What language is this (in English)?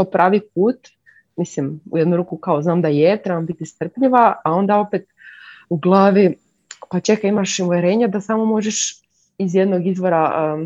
Croatian